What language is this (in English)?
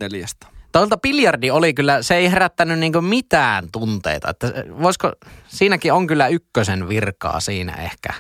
Finnish